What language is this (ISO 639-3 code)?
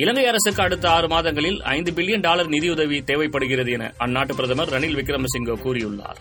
tam